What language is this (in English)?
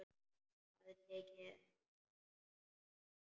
Icelandic